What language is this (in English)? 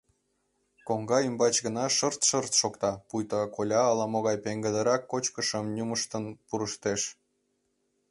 Mari